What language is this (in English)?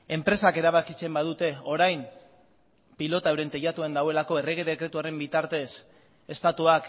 Basque